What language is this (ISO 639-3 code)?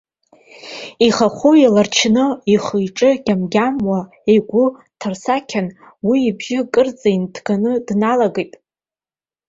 abk